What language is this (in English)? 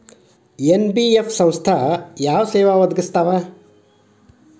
Kannada